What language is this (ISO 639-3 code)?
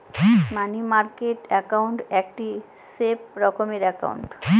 ben